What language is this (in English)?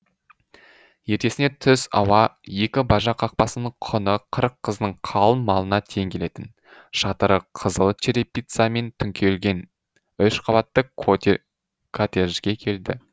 Kazakh